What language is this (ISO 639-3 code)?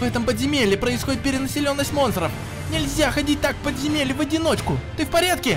rus